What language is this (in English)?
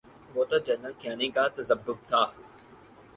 Urdu